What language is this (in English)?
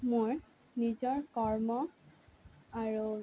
Assamese